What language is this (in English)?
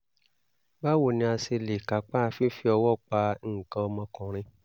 Yoruba